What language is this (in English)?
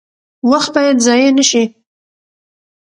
Pashto